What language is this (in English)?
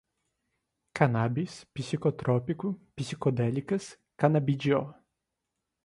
Portuguese